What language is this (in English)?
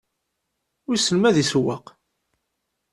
Kabyle